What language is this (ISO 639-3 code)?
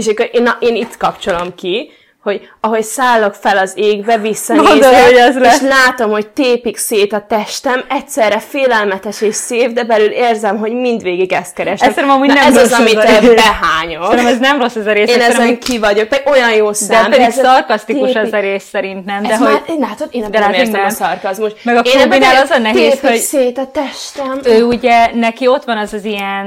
hun